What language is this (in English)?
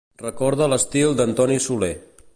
Catalan